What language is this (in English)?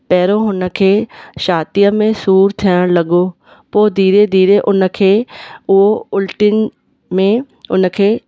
Sindhi